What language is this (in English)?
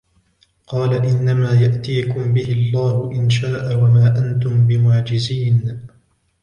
Arabic